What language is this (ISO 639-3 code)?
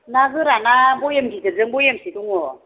brx